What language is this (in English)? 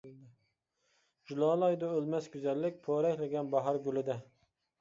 Uyghur